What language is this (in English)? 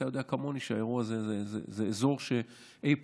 Hebrew